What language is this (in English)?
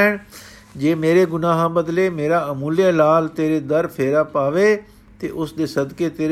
Punjabi